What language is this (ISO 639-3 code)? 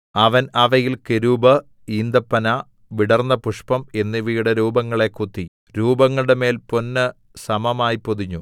mal